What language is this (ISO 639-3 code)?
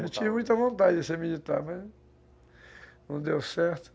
por